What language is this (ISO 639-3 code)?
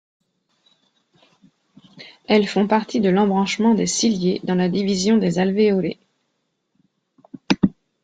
fra